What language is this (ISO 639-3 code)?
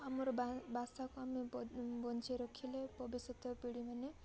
ori